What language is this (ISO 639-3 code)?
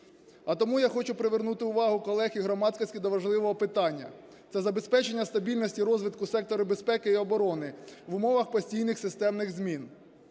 ukr